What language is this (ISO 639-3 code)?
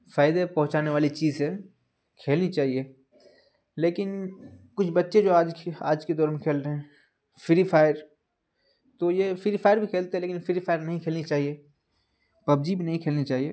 urd